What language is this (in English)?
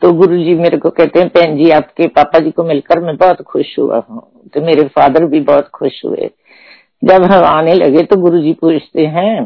Hindi